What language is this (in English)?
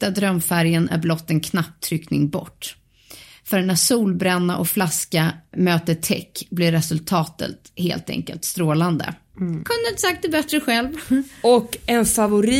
Swedish